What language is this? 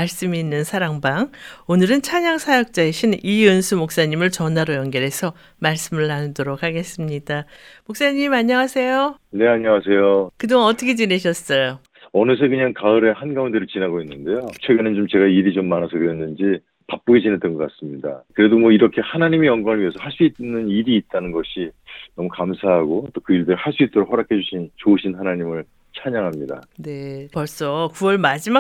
Korean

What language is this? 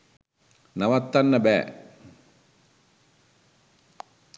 Sinhala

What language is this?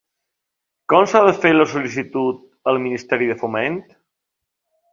Catalan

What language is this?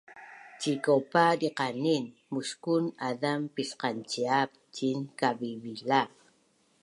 Bunun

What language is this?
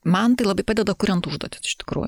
Lithuanian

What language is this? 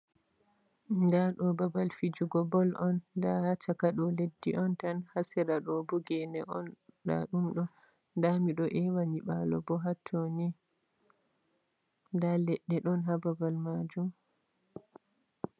Fula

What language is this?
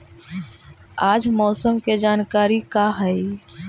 Magahi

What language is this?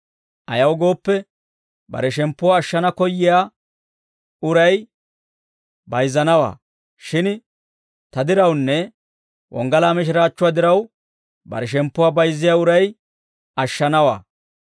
Dawro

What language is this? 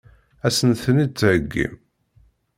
Kabyle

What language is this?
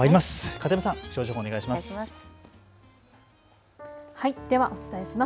Japanese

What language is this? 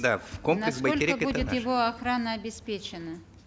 Kazakh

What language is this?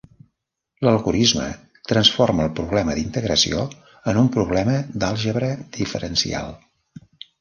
Catalan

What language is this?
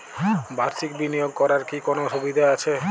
Bangla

